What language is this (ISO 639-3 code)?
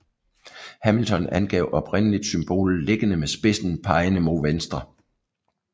dan